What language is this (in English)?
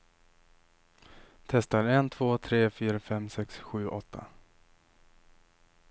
Swedish